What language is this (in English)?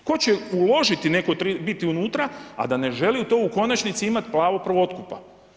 Croatian